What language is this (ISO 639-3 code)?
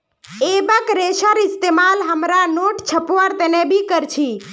mag